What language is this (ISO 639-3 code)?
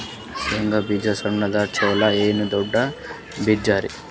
kan